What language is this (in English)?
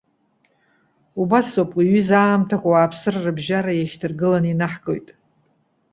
Abkhazian